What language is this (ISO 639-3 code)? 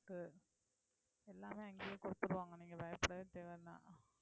tam